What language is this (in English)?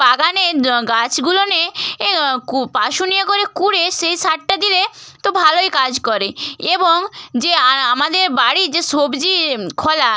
Bangla